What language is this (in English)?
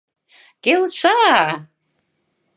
Mari